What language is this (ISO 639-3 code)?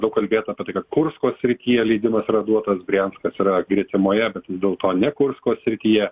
lit